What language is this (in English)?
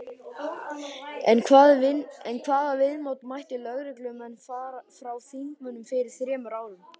Icelandic